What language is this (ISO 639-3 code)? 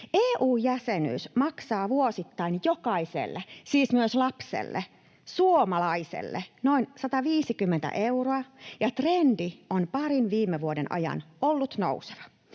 fin